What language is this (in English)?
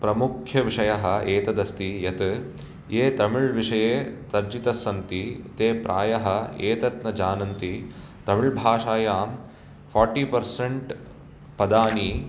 Sanskrit